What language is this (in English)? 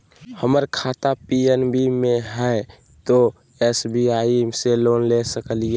Magahi